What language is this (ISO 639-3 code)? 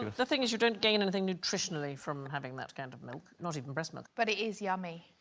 eng